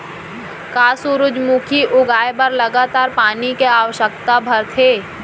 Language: Chhattisgarhi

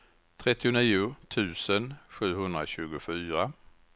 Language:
Swedish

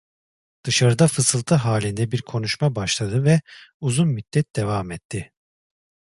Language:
Turkish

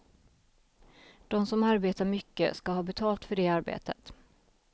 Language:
Swedish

